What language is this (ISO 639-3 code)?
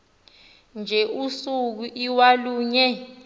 xho